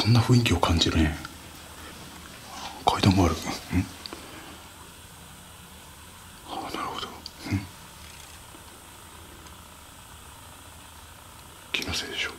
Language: Japanese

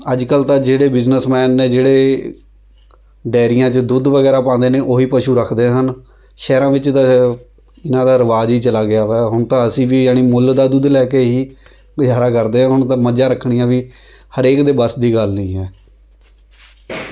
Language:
Punjabi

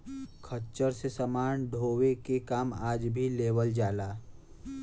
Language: Bhojpuri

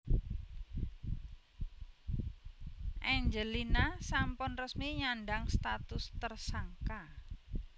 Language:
Javanese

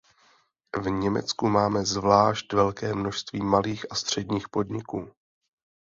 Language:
Czech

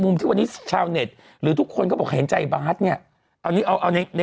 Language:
Thai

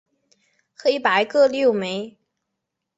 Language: Chinese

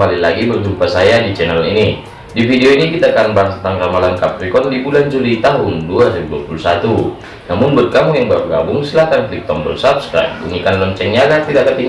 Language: Indonesian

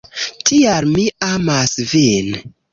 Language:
Esperanto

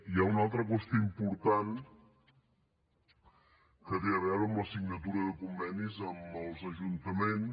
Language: Catalan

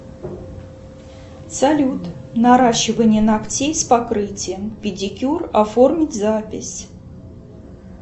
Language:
Russian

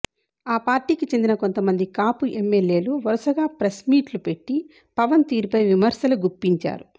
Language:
Telugu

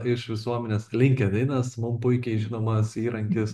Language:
Lithuanian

